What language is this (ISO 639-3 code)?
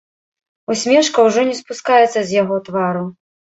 bel